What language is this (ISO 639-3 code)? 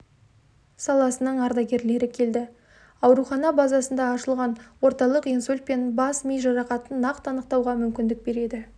kaz